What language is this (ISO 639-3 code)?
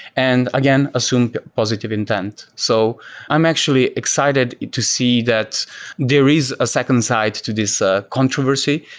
eng